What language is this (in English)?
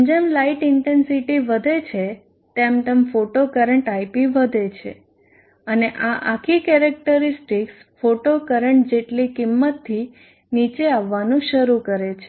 Gujarati